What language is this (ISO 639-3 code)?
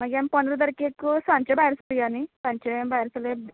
kok